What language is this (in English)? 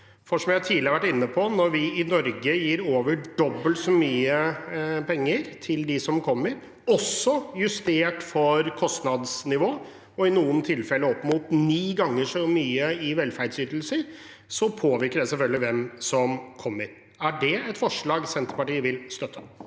Norwegian